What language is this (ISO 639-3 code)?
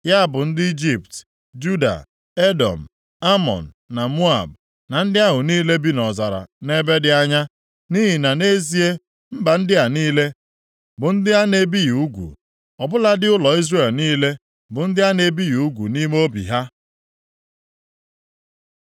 ibo